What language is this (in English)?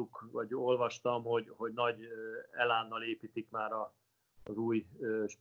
Hungarian